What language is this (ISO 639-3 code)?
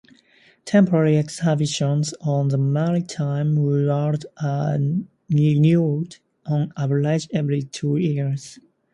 eng